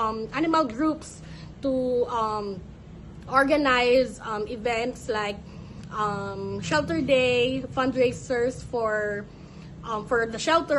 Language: Filipino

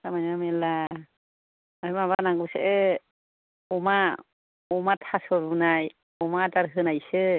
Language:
Bodo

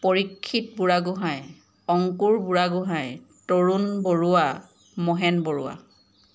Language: Assamese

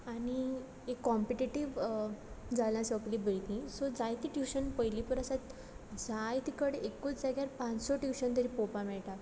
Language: Konkani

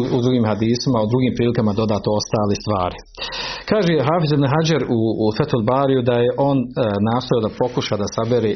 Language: Croatian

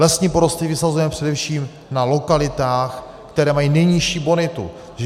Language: Czech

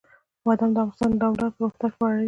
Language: Pashto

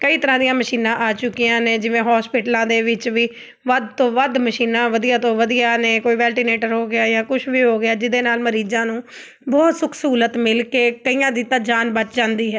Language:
Punjabi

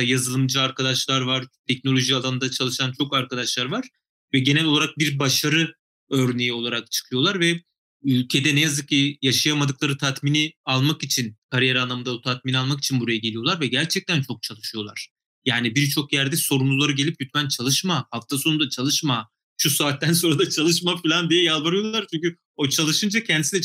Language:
Turkish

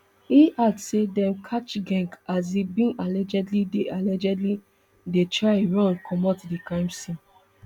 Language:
Nigerian Pidgin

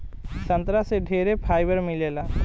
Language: Bhojpuri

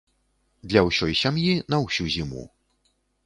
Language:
Belarusian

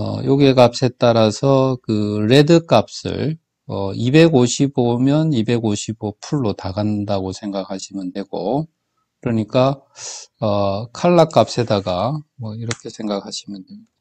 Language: Korean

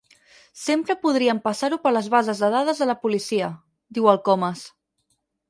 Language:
Catalan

